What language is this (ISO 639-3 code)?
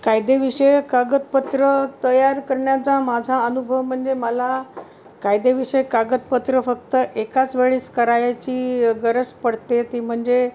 mar